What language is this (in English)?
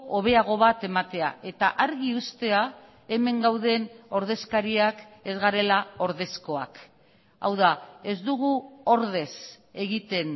Basque